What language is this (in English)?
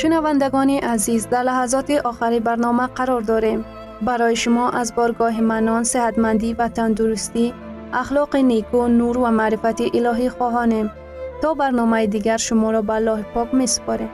Persian